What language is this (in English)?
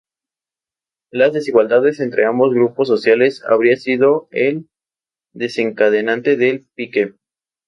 Spanish